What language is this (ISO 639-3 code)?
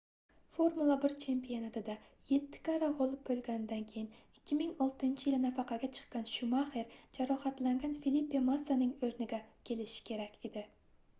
uzb